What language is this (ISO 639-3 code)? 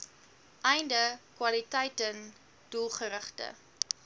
afr